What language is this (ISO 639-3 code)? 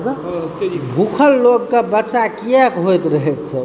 mai